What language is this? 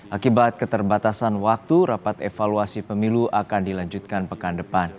Indonesian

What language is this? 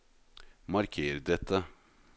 Norwegian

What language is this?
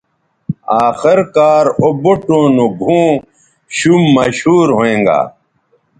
Bateri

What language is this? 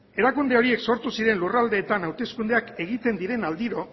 Basque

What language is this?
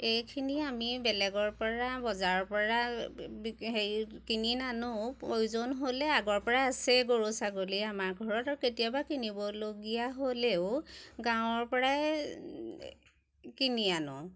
Assamese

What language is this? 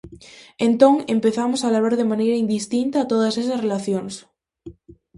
Galician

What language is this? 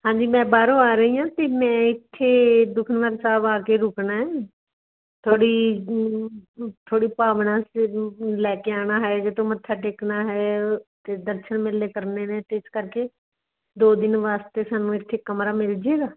Punjabi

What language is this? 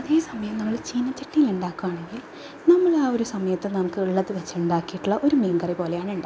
Malayalam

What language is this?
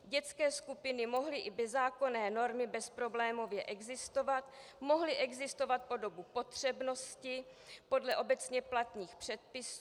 Czech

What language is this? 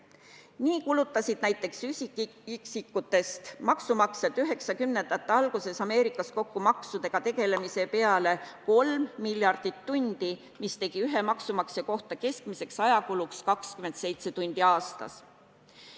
Estonian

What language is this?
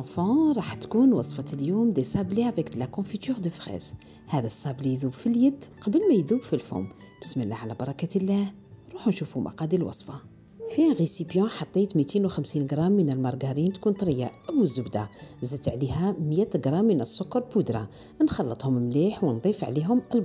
Arabic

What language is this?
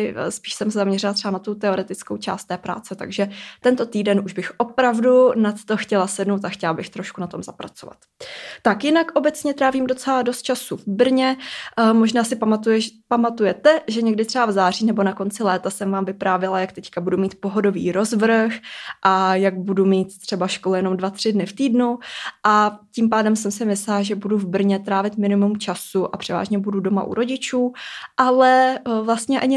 Czech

